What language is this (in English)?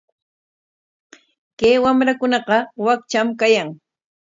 Corongo Ancash Quechua